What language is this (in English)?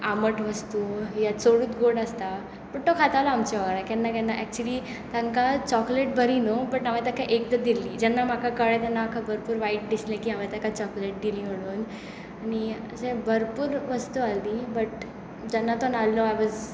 Konkani